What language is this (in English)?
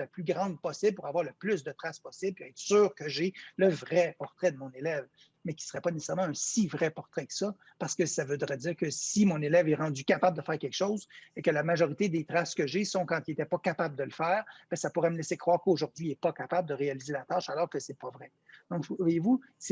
French